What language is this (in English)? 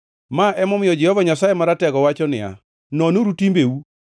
Luo (Kenya and Tanzania)